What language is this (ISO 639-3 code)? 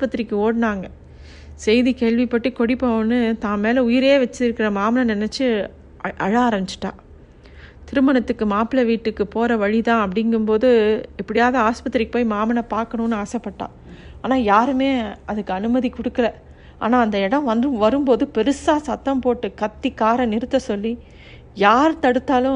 tam